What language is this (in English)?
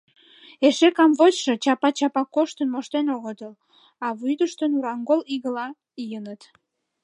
Mari